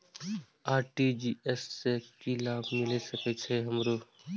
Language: Maithili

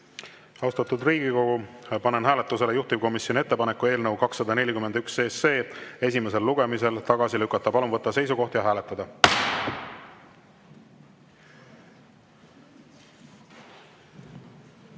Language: Estonian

